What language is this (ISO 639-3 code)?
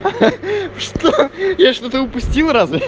rus